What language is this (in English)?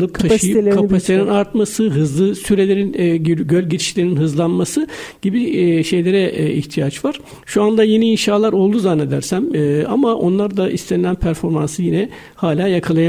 Turkish